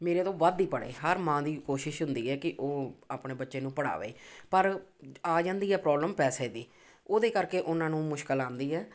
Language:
Punjabi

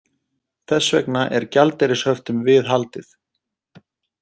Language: Icelandic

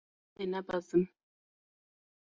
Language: Kurdish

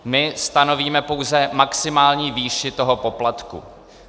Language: Czech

